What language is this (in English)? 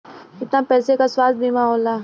Bhojpuri